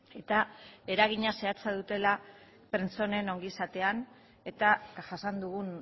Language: Basque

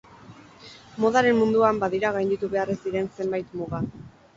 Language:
Basque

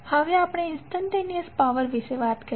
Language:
Gujarati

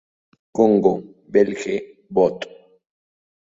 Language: Spanish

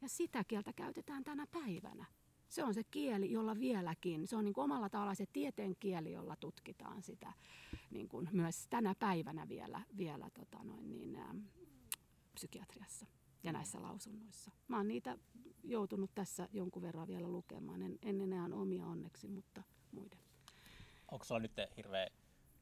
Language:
Finnish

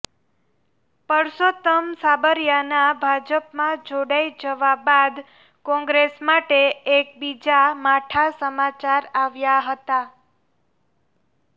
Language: Gujarati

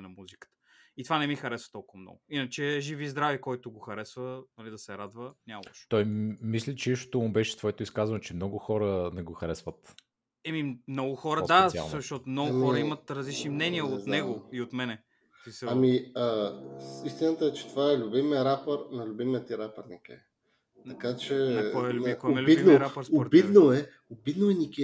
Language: Bulgarian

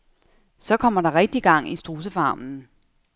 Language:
Danish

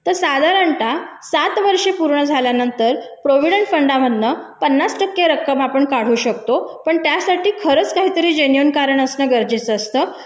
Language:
Marathi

